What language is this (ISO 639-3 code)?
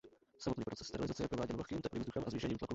ces